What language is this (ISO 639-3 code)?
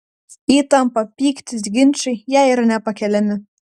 lit